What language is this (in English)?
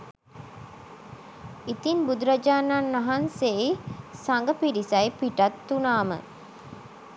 Sinhala